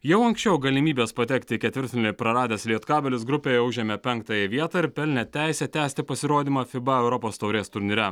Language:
Lithuanian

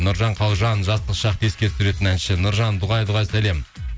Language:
Kazakh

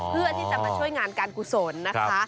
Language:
Thai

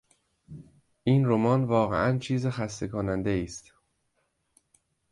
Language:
Persian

